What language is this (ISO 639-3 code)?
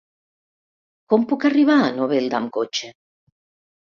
cat